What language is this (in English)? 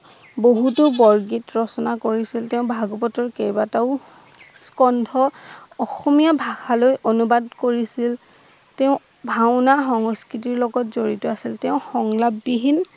Assamese